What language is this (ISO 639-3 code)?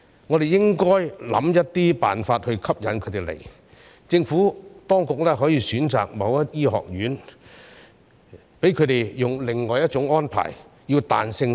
yue